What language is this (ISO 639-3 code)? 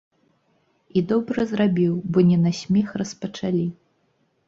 bel